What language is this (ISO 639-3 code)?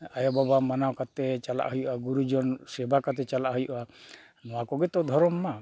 sat